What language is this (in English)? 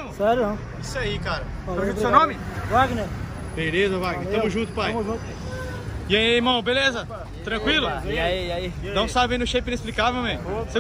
Portuguese